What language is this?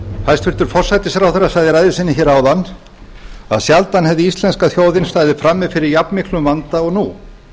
Icelandic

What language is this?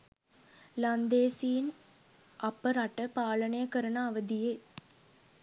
Sinhala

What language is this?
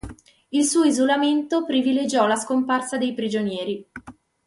Italian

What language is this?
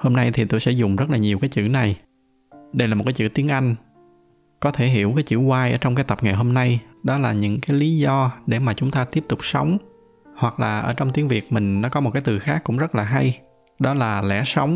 Vietnamese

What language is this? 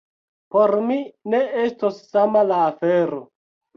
Esperanto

